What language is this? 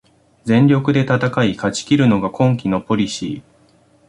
Japanese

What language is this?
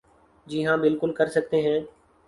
Urdu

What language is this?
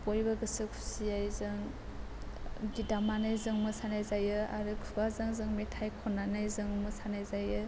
Bodo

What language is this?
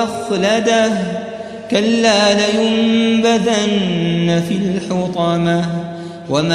Arabic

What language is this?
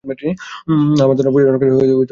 Bangla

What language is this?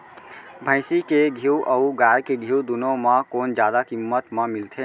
Chhattisgarhi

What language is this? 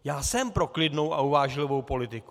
Czech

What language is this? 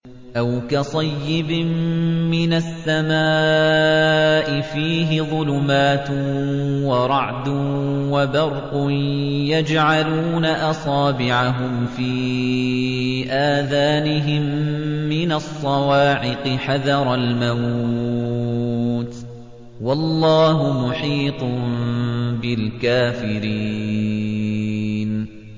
Arabic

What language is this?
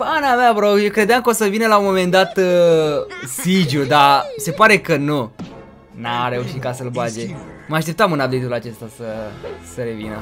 Romanian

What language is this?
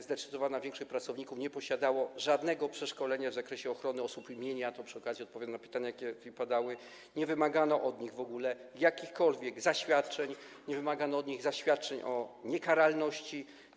Polish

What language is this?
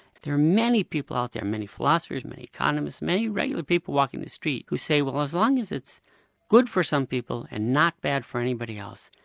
English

